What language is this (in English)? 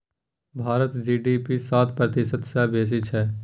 Maithili